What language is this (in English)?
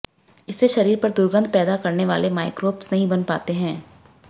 Hindi